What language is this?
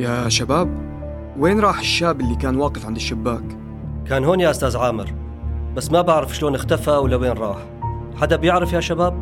Arabic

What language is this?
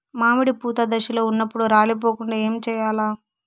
Telugu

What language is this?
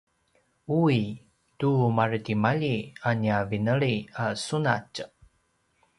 Paiwan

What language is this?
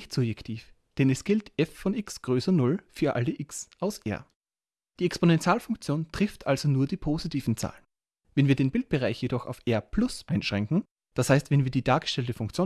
German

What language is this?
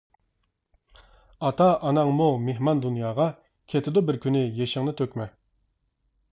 Uyghur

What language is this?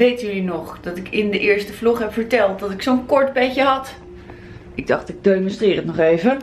Dutch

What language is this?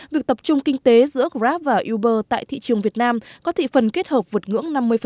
Vietnamese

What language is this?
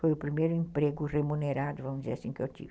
Portuguese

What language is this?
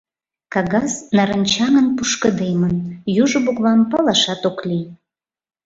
Mari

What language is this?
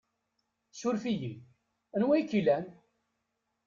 Kabyle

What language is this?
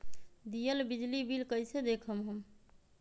Magahi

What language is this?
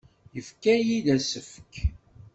Kabyle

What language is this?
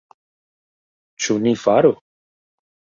Esperanto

